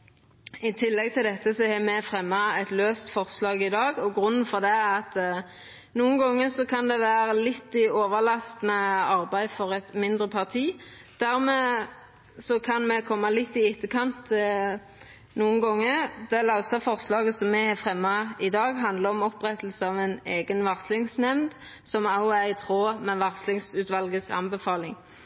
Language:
Norwegian Nynorsk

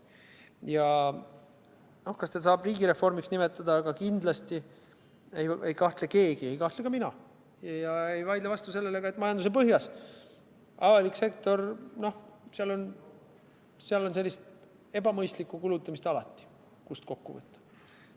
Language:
Estonian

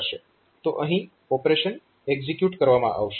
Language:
Gujarati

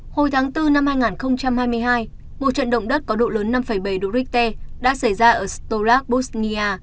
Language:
Vietnamese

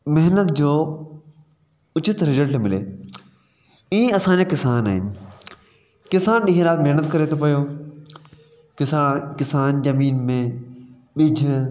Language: Sindhi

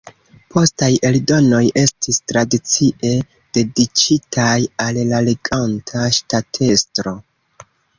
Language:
Esperanto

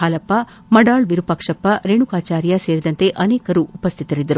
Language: Kannada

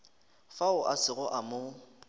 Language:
Northern Sotho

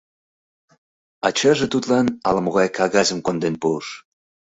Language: Mari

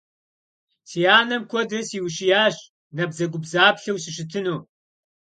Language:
Kabardian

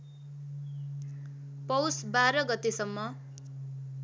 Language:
Nepali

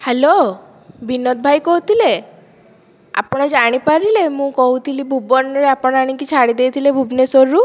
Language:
Odia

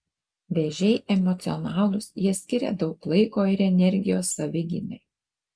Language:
Lithuanian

